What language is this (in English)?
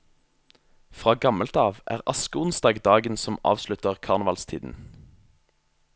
Norwegian